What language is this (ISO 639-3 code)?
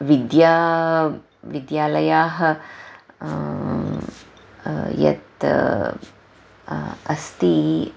san